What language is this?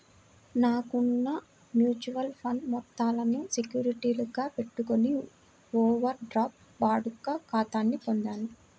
Telugu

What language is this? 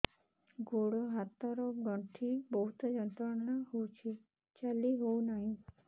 Odia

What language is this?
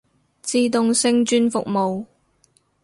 Cantonese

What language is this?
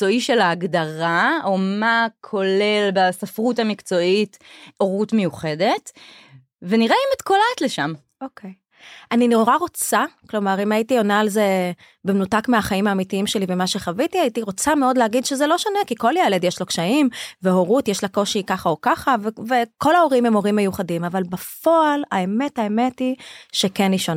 Hebrew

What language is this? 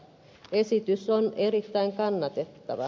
Finnish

